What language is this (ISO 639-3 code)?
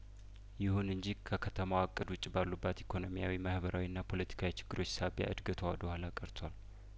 amh